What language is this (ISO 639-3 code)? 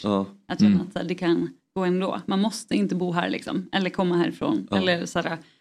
swe